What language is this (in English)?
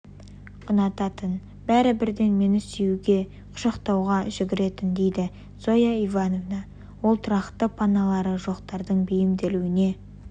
Kazakh